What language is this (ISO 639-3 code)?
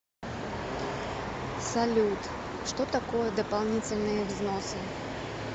rus